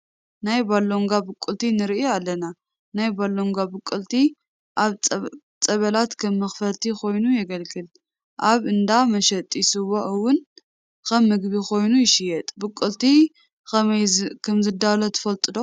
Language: Tigrinya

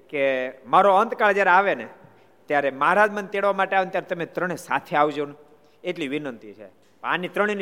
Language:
Gujarati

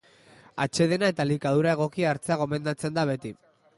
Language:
Basque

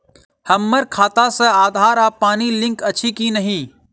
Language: Maithili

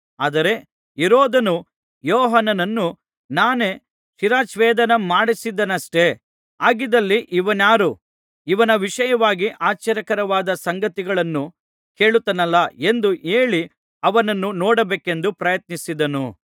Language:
Kannada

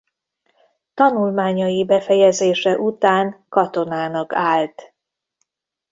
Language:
Hungarian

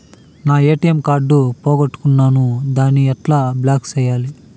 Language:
Telugu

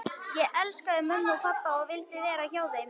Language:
Icelandic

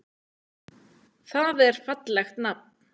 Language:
Icelandic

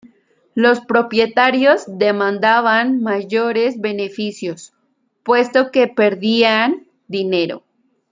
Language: Spanish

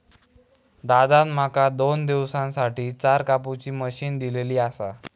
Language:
Marathi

